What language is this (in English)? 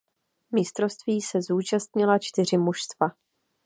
Czech